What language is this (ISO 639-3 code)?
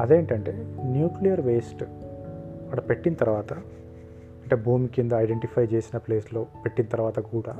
tel